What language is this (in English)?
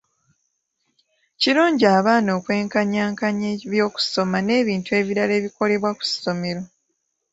Ganda